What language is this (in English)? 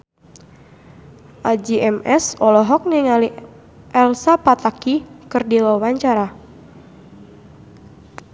Sundanese